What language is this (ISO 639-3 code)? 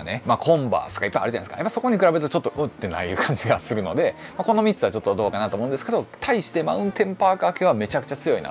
jpn